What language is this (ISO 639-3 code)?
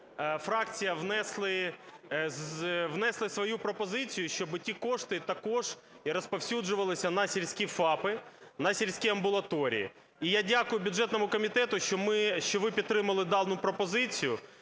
ukr